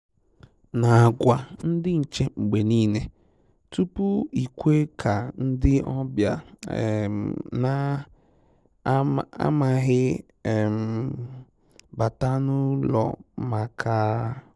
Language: Igbo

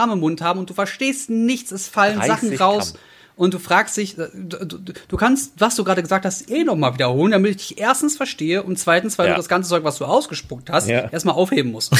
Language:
German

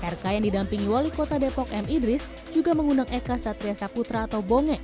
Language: Indonesian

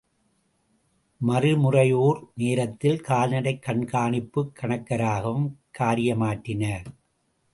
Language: Tamil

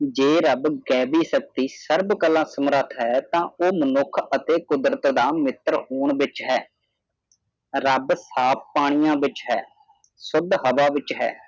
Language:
Punjabi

